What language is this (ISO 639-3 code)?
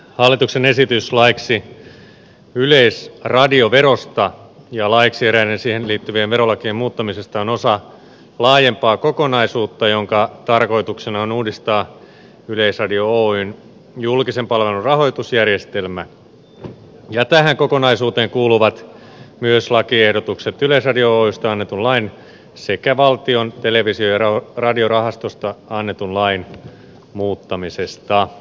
fin